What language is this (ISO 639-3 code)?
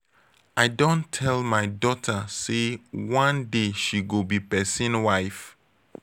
pcm